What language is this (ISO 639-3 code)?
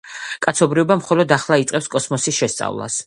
kat